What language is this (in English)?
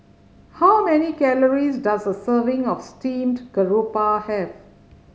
English